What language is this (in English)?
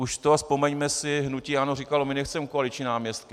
Czech